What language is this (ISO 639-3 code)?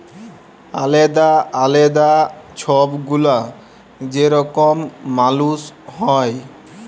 ben